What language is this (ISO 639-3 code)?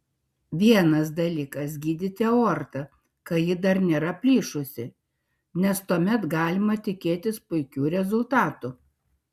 lit